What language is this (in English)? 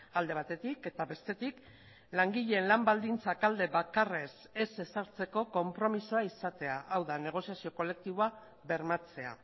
Basque